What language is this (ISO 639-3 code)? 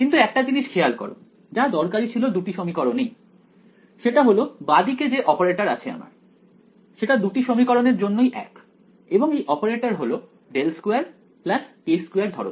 ben